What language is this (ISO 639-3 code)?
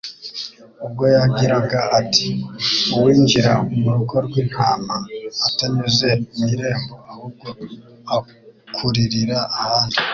kin